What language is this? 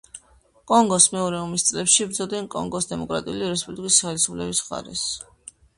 Georgian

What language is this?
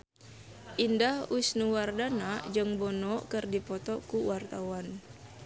Sundanese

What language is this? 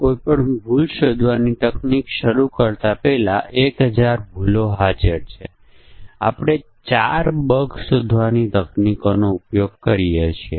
Gujarati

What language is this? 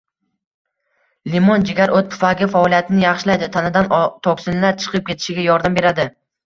Uzbek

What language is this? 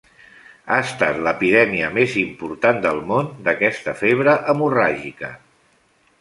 Catalan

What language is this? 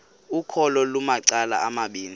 Xhosa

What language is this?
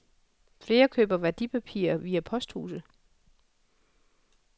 Danish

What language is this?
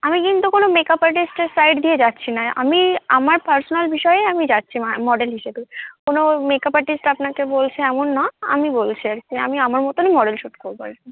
Bangla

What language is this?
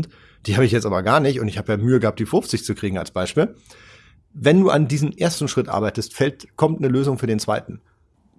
German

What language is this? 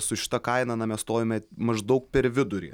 Lithuanian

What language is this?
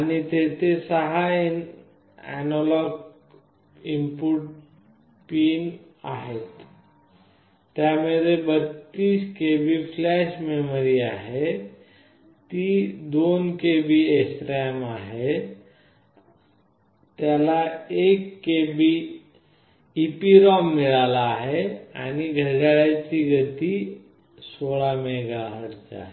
Marathi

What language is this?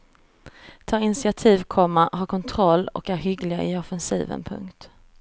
Swedish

